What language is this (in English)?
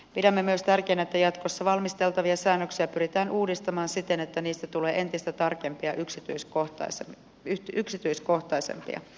Finnish